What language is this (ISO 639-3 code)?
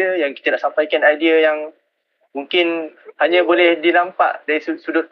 msa